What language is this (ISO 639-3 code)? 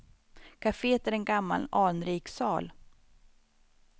swe